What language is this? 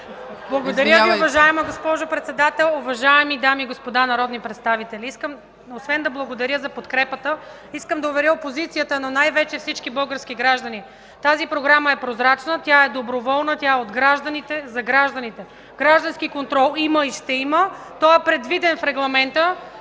Bulgarian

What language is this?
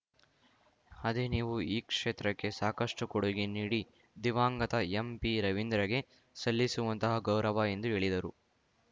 Kannada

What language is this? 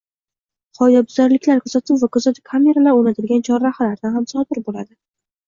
Uzbek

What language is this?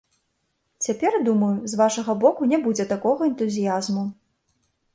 Belarusian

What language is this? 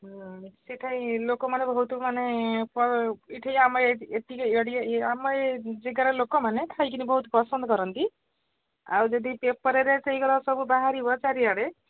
Odia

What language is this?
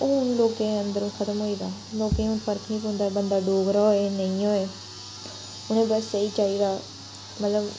Dogri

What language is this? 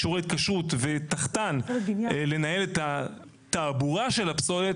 Hebrew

